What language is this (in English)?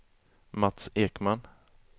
Swedish